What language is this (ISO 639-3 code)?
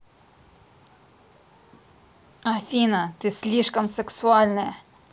rus